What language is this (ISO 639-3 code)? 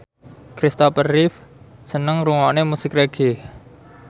jav